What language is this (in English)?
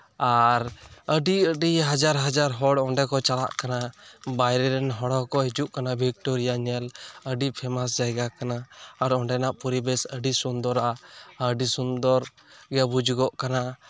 Santali